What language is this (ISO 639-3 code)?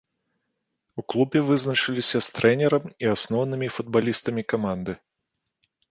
bel